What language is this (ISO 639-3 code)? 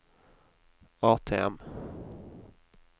nor